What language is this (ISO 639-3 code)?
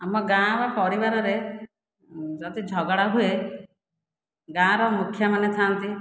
ori